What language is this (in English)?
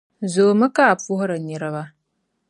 Dagbani